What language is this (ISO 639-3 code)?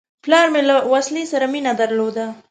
pus